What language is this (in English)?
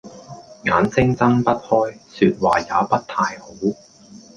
Cantonese